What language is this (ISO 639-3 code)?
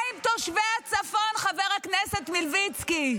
heb